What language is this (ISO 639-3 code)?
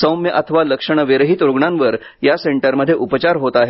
mar